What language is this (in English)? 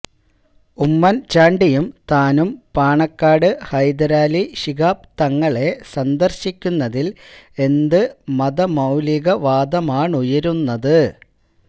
Malayalam